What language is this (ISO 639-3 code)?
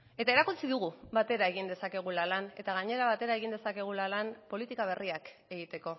eus